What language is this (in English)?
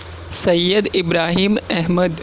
Urdu